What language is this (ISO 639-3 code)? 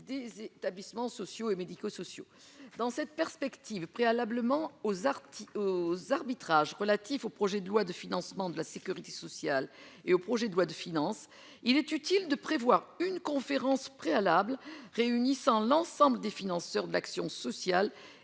fra